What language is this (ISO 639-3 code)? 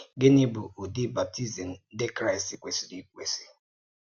ibo